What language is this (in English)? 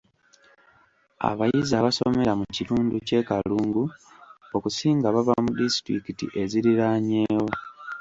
Ganda